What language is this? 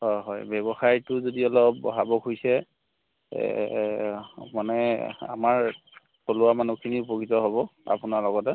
Assamese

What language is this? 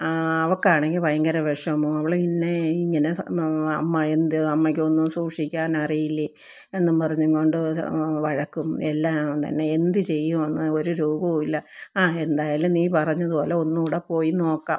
Malayalam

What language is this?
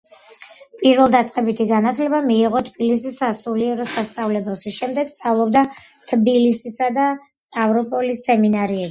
Georgian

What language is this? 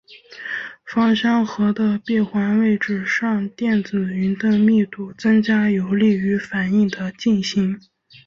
Chinese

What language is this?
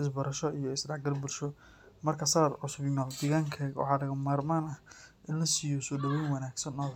Somali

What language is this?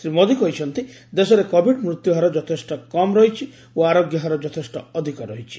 Odia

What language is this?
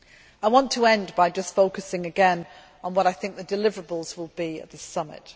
English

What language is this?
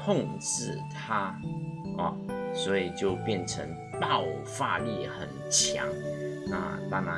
Chinese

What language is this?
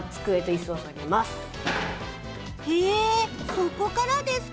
Japanese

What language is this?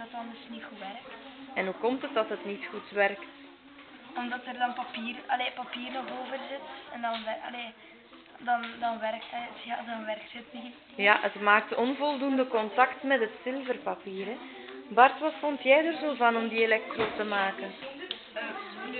Dutch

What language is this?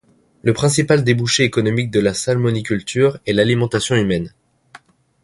French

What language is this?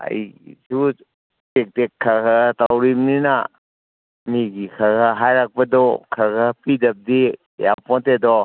Manipuri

